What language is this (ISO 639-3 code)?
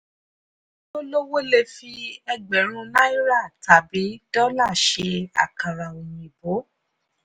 yor